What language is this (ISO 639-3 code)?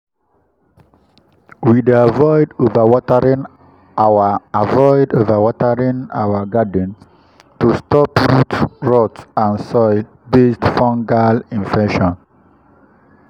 pcm